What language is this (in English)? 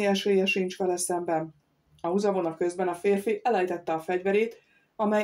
Hungarian